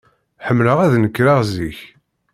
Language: Kabyle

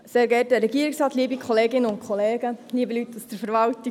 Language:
Swiss German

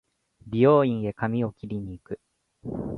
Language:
Japanese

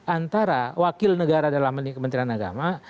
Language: Indonesian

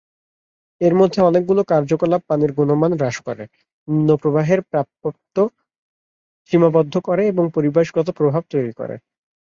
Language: Bangla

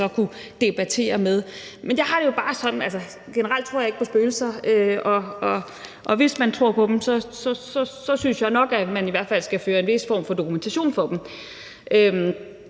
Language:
Danish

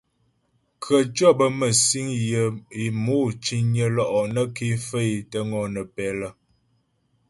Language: Ghomala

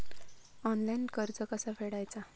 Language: Marathi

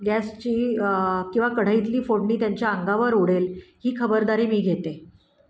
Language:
Marathi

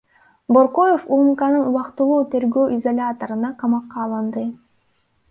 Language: Kyrgyz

